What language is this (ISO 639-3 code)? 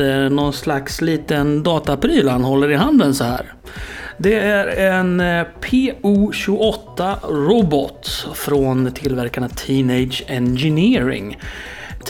swe